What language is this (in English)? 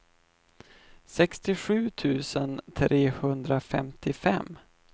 Swedish